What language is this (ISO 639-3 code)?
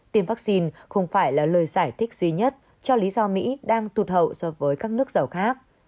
vie